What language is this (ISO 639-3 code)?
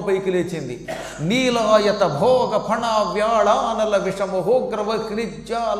tel